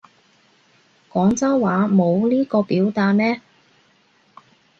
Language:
Cantonese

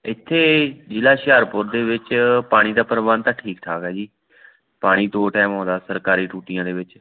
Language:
Punjabi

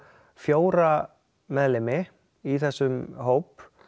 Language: Icelandic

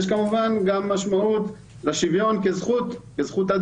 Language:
Hebrew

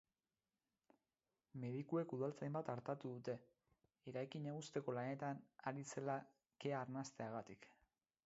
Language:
Basque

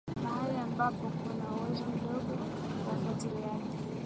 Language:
Swahili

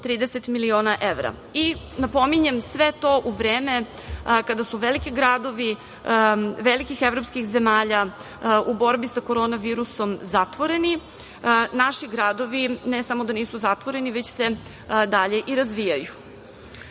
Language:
Serbian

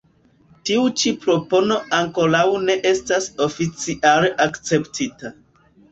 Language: Esperanto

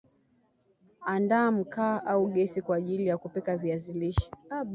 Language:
Swahili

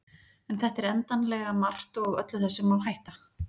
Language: Icelandic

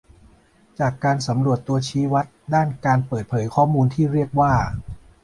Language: Thai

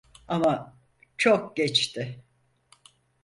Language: Turkish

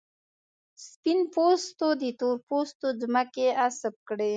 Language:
Pashto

